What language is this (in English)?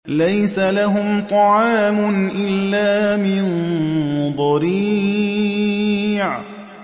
Arabic